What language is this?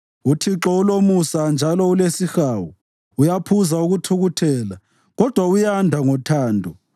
North Ndebele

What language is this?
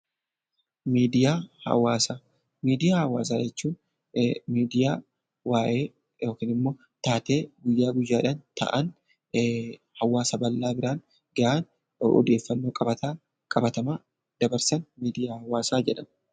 Oromo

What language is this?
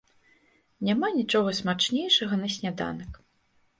Belarusian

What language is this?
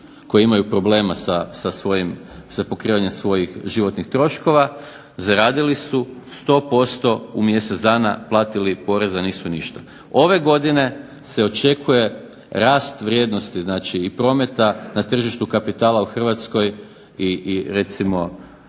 Croatian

